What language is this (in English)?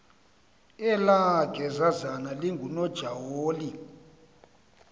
Xhosa